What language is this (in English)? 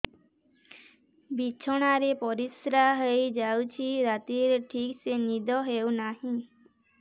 Odia